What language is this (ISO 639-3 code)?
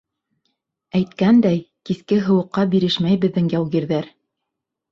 bak